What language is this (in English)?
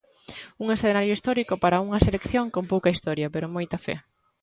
Galician